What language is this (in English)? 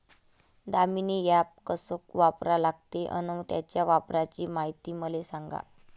Marathi